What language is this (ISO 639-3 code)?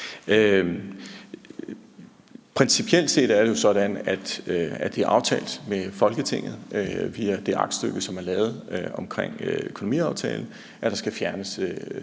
dan